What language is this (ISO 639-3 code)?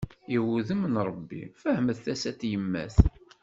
kab